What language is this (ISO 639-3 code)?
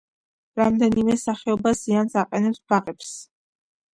kat